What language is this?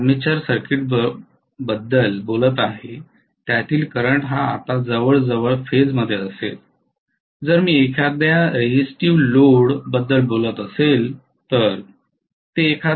Marathi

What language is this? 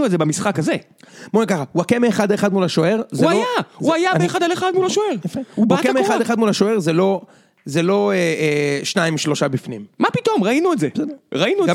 Hebrew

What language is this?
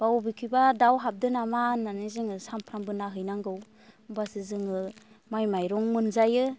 Bodo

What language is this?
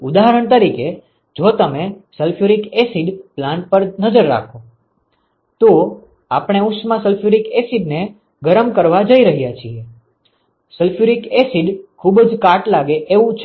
Gujarati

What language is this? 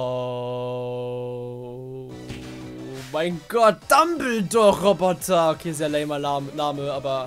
German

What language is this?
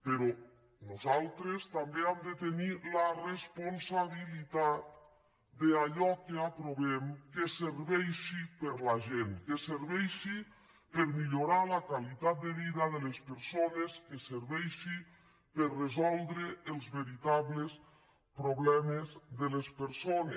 Catalan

